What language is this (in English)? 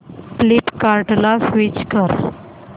Marathi